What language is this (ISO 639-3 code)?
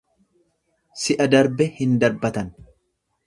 orm